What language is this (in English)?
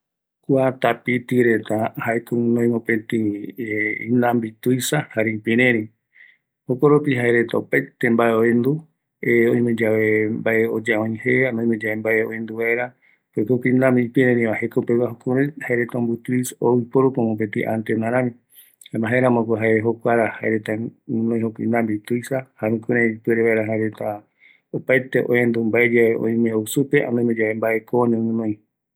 Eastern Bolivian Guaraní